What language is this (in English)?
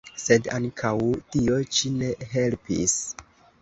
Esperanto